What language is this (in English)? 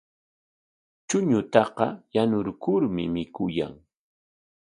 Corongo Ancash Quechua